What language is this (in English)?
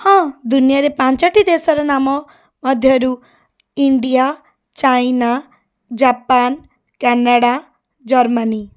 Odia